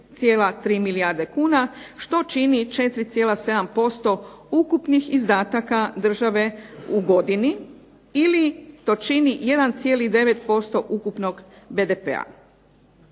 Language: Croatian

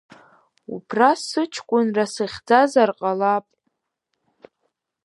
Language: Abkhazian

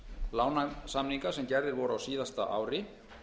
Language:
Icelandic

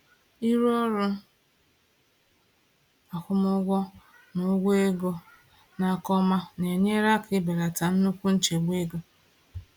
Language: Igbo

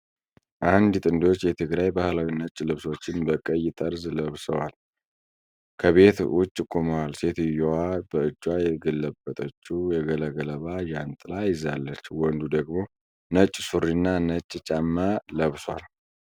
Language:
Amharic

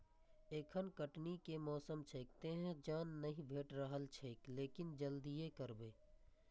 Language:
Maithili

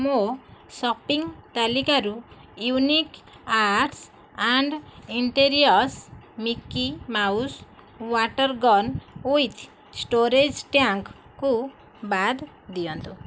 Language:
Odia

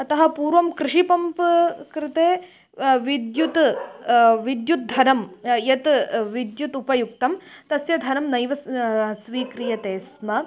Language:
Sanskrit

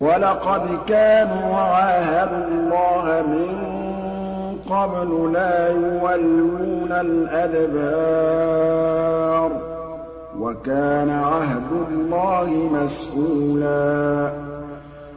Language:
Arabic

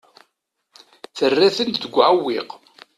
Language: Kabyle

